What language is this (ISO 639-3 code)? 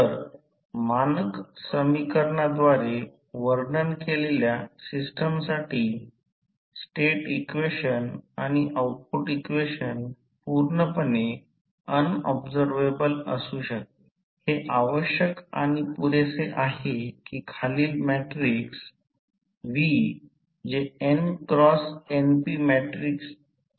mar